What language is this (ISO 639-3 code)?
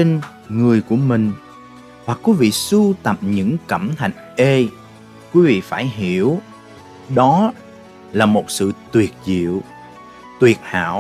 vie